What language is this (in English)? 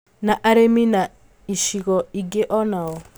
Kikuyu